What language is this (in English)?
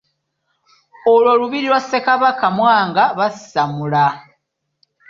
Ganda